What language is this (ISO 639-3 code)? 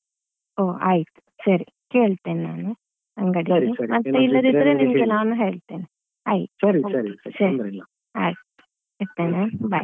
kan